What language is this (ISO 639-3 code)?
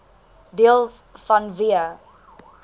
afr